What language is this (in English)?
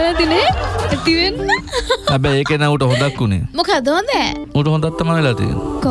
Indonesian